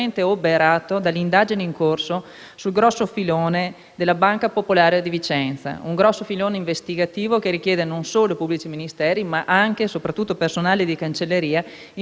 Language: Italian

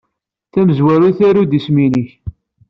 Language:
Kabyle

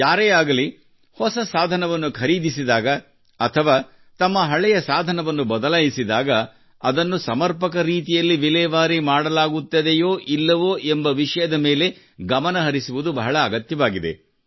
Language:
Kannada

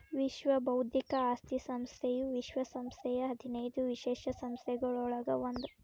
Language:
Kannada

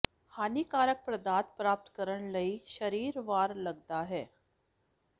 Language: Punjabi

